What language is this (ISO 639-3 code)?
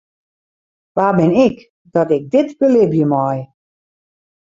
fry